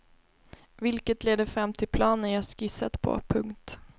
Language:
Swedish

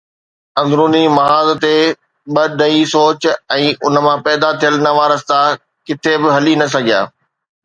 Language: Sindhi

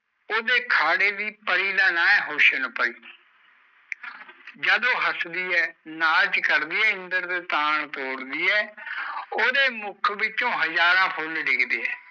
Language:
Punjabi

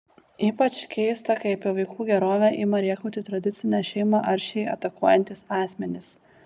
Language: Lithuanian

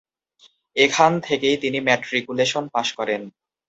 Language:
Bangla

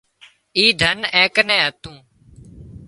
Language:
Wadiyara Koli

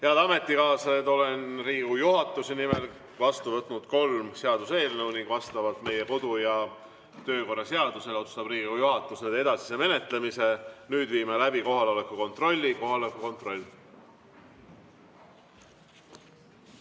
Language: Estonian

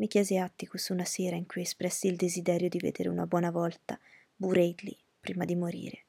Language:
Italian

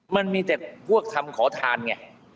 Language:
Thai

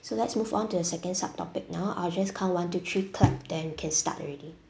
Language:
English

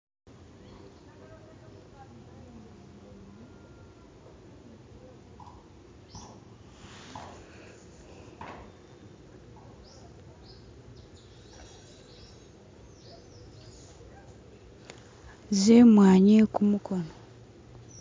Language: Masaaba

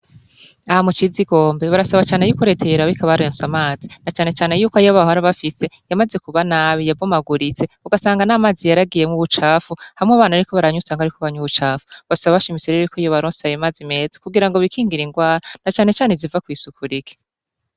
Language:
Rundi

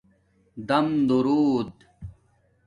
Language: Domaaki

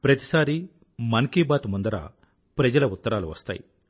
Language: Telugu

